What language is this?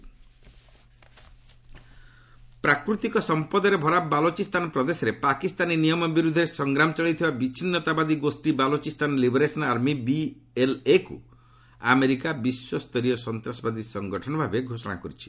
Odia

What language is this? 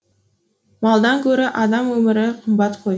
Kazakh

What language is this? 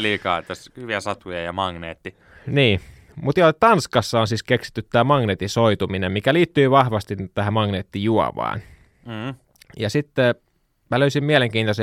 Finnish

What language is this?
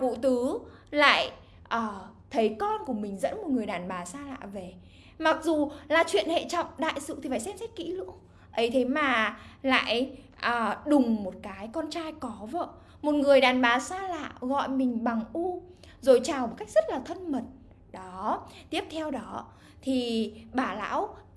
Vietnamese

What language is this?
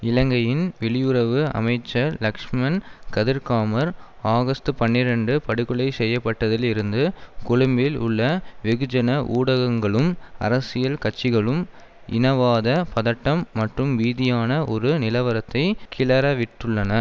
Tamil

